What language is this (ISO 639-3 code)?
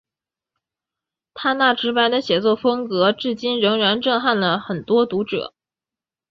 zho